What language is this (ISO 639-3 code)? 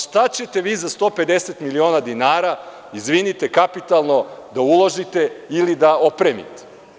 srp